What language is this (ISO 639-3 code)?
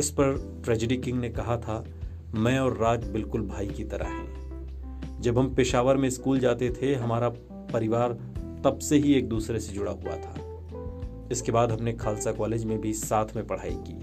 hin